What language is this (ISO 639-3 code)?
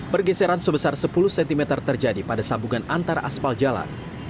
ind